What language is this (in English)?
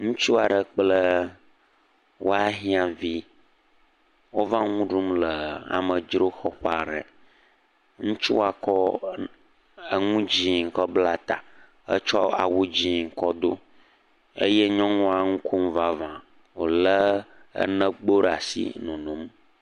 Ewe